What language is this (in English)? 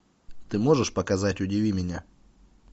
Russian